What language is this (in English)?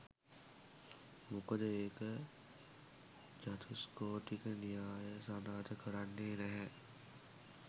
Sinhala